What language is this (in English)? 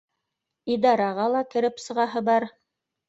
Bashkir